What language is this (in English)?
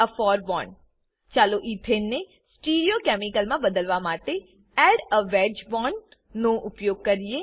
Gujarati